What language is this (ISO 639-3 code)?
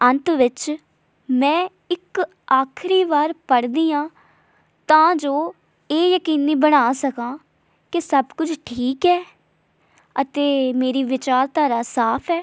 pan